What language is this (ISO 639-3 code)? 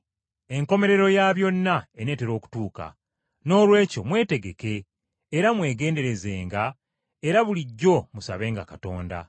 lug